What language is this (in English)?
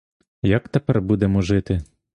Ukrainian